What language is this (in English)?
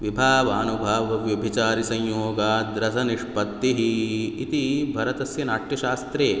Sanskrit